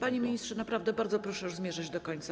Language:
Polish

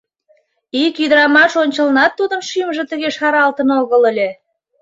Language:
Mari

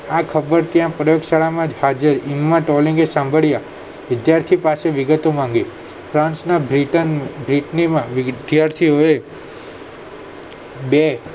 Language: Gujarati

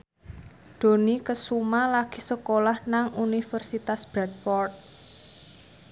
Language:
Javanese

